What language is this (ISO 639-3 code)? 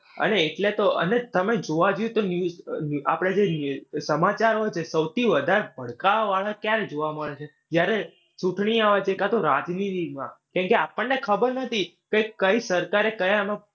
guj